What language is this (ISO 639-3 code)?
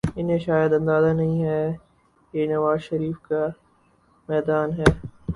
urd